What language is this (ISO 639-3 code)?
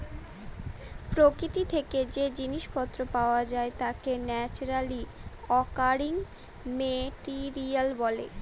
ben